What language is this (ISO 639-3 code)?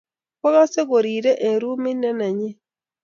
kln